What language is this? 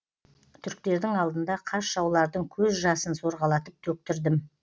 Kazakh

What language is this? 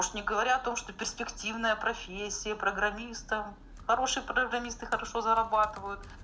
Russian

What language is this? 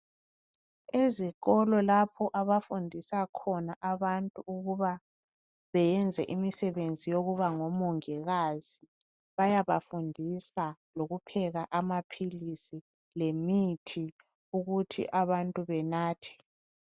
North Ndebele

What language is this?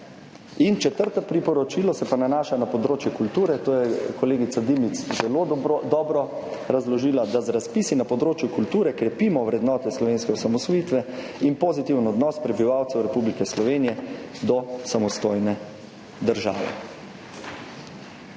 Slovenian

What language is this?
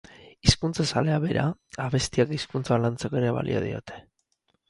Basque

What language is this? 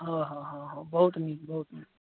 Maithili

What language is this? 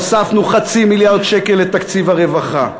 Hebrew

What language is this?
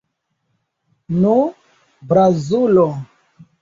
Esperanto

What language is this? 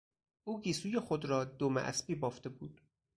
Persian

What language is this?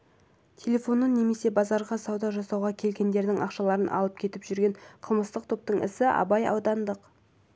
Kazakh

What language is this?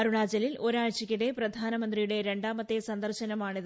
Malayalam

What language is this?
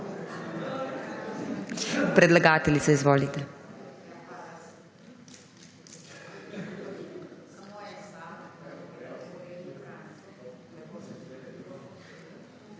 Slovenian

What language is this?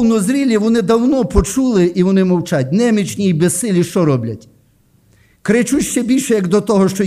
Ukrainian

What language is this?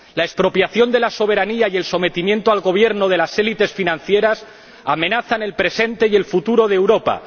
Spanish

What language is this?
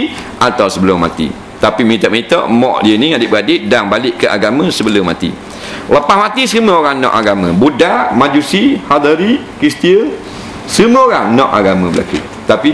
Malay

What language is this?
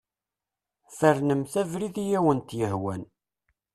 Kabyle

